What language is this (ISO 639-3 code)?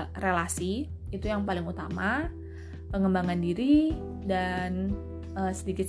ind